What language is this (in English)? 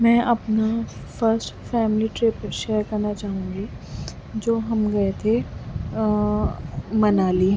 Urdu